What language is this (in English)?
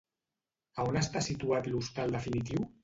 Catalan